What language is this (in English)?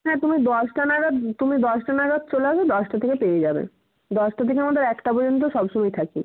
Bangla